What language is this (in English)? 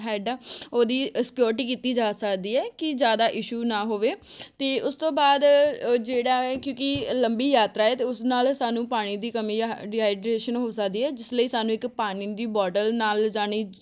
Punjabi